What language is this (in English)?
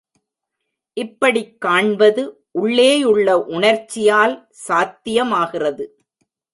Tamil